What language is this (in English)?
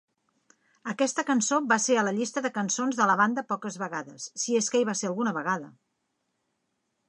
Catalan